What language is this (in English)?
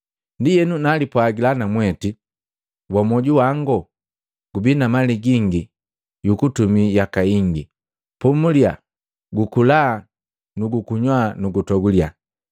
Matengo